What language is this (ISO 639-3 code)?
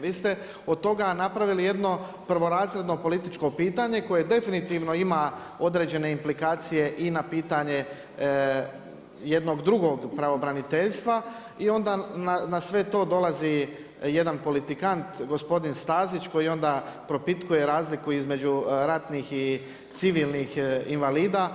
hrv